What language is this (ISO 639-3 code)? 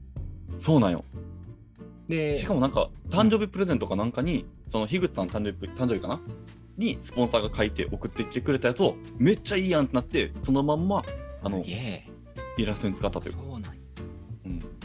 jpn